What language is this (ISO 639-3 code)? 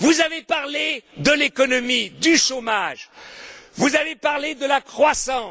fra